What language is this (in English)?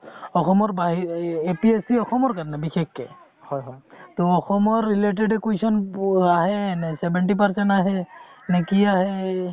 Assamese